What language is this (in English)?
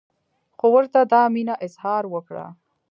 Pashto